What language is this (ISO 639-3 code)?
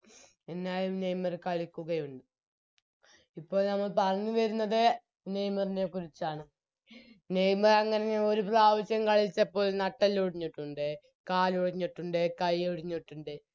mal